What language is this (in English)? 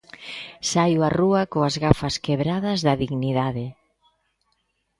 Galician